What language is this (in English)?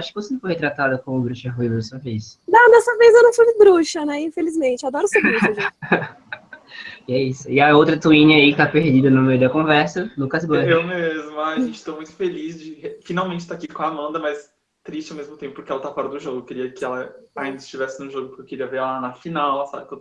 Portuguese